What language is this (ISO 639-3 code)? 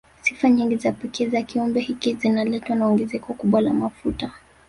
swa